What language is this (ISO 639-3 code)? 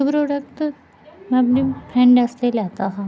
doi